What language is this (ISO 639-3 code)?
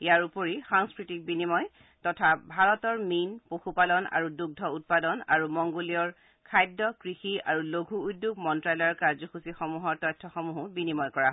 asm